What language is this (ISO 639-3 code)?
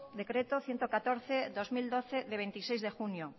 spa